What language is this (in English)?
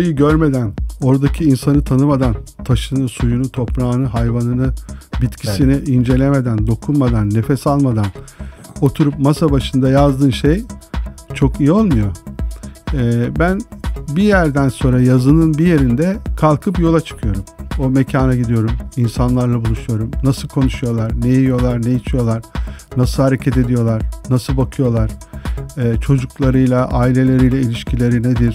Turkish